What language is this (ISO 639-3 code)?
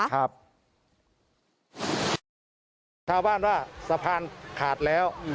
tha